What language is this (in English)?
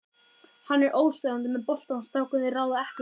Icelandic